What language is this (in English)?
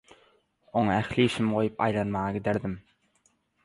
Turkmen